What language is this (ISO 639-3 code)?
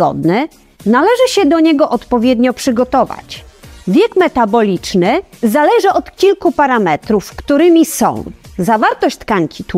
pol